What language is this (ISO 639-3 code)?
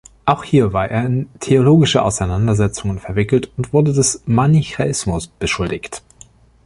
deu